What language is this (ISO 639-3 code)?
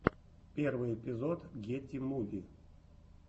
rus